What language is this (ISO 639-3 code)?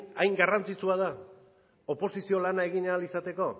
eus